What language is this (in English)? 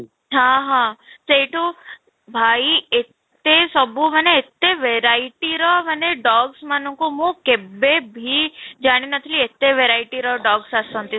Odia